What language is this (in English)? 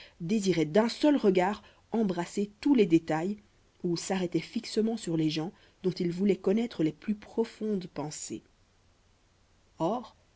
French